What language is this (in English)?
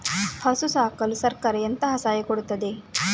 Kannada